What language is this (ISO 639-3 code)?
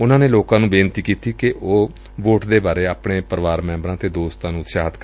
pan